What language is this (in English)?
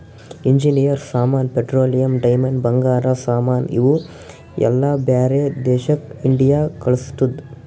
Kannada